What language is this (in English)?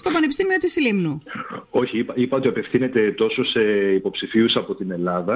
Greek